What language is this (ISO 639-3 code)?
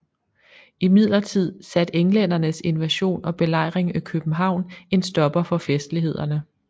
dan